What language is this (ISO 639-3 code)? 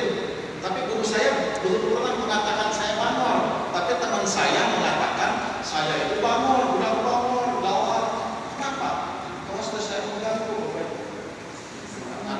ind